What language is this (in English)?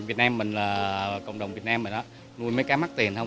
Vietnamese